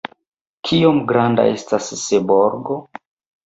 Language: Esperanto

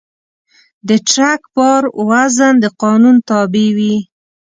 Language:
Pashto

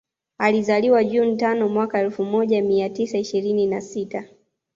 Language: Swahili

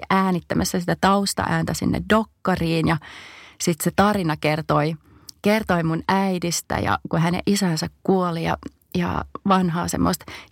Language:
Finnish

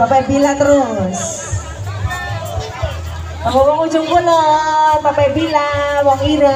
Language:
Indonesian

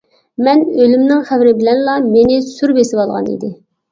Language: Uyghur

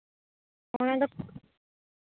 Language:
Santali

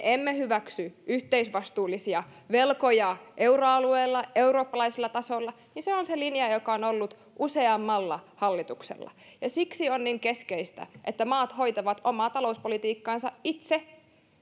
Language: Finnish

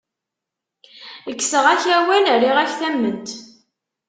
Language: Kabyle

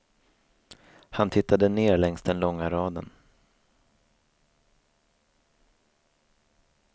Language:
Swedish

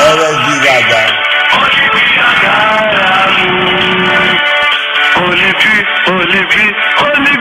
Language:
Greek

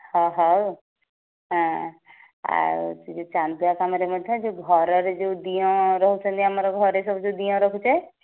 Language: Odia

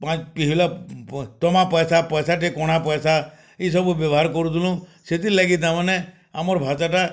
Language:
Odia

